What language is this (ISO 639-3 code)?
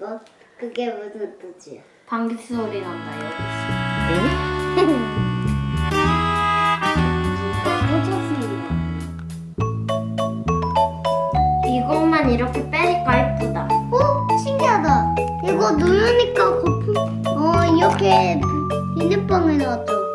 kor